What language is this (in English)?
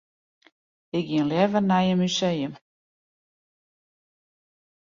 Western Frisian